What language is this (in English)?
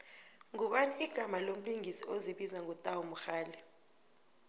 South Ndebele